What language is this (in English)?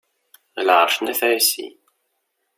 Kabyle